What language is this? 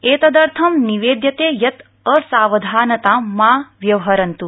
Sanskrit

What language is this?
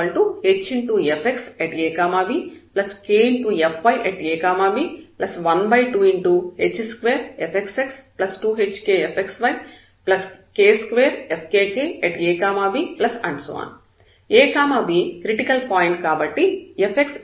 Telugu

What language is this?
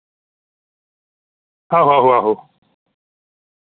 Dogri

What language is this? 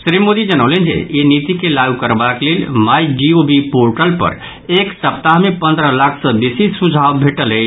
Maithili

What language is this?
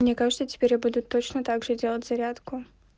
Russian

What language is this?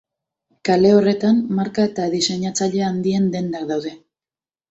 Basque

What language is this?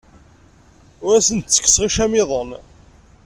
Kabyle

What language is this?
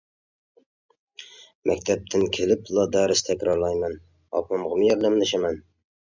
Uyghur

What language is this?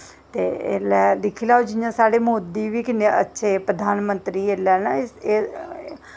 Dogri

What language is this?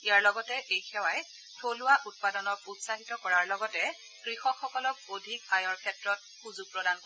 Assamese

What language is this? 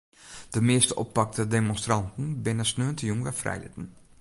Western Frisian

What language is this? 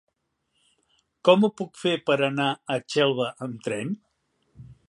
Catalan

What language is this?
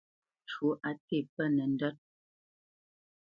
Bamenyam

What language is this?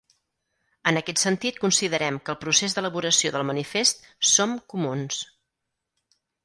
Catalan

